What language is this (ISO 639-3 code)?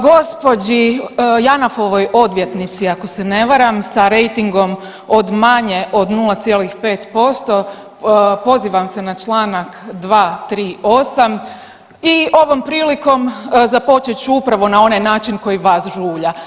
hrv